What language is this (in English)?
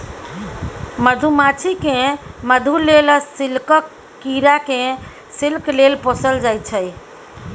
Maithili